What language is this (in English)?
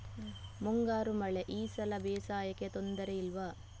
Kannada